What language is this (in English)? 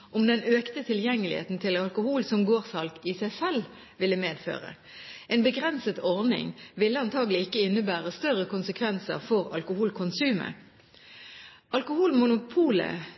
Norwegian Bokmål